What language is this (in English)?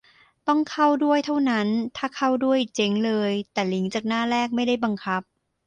Thai